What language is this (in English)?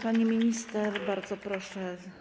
Polish